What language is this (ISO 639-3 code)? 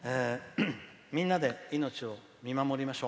jpn